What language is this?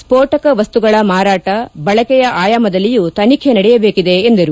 Kannada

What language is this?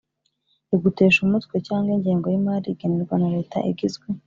Kinyarwanda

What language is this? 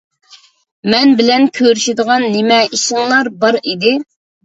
Uyghur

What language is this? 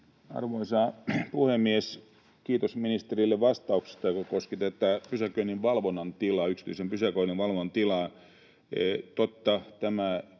Finnish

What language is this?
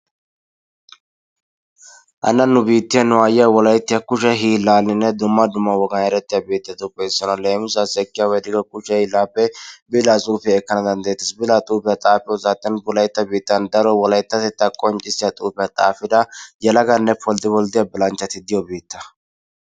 Wolaytta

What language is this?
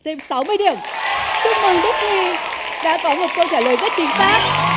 Vietnamese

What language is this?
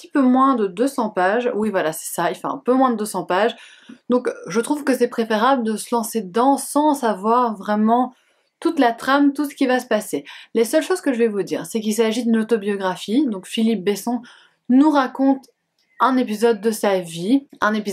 French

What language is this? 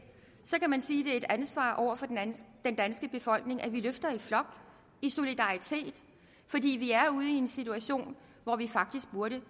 Danish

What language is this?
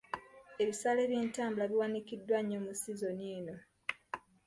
Ganda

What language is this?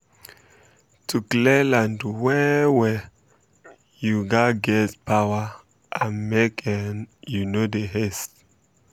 Nigerian Pidgin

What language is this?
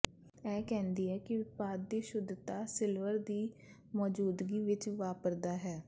Punjabi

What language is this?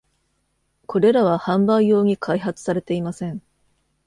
Japanese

